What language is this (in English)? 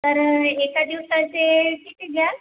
Marathi